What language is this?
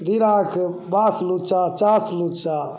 Maithili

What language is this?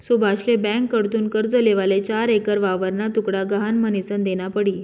Marathi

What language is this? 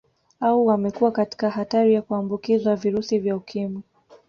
Swahili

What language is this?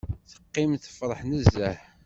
Kabyle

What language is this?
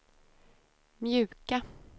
Swedish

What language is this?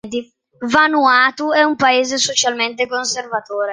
Italian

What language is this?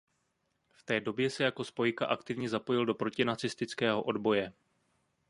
Czech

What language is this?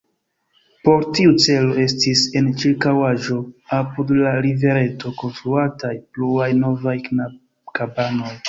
Esperanto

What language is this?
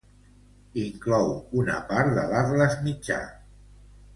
Catalan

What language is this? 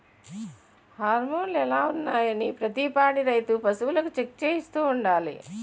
Telugu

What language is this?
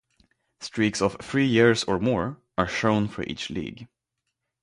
English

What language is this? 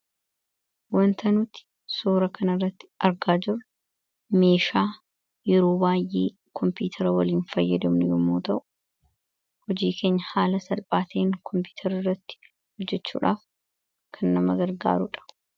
Oromo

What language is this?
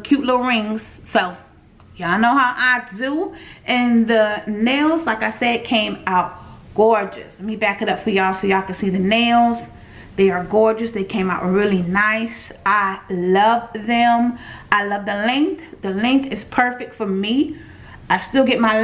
English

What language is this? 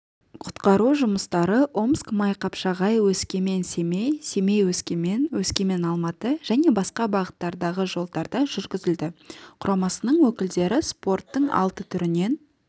Kazakh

